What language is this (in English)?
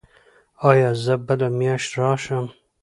Pashto